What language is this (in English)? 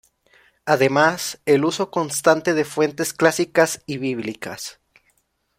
Spanish